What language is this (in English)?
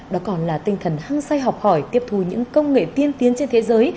Vietnamese